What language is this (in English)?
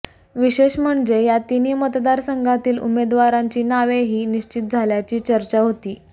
Marathi